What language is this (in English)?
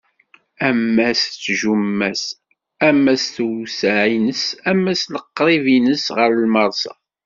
Kabyle